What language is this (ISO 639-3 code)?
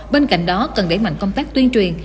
vie